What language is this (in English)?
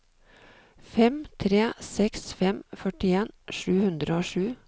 Norwegian